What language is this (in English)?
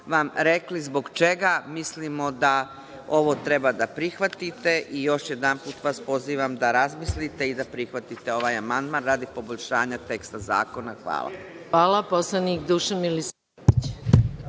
Serbian